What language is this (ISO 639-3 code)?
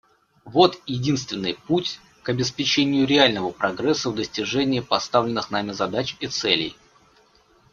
rus